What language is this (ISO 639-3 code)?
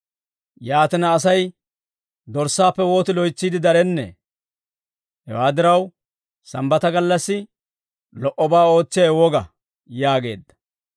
dwr